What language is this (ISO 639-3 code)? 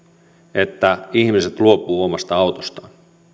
fin